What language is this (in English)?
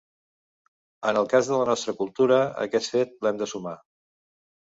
Catalan